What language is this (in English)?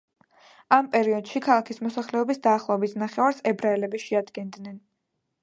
Georgian